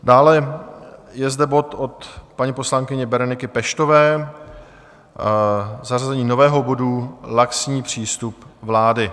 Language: Czech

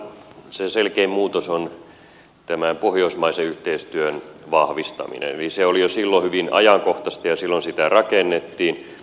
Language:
Finnish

